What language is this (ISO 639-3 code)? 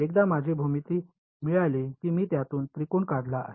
mar